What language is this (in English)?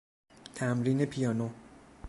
Persian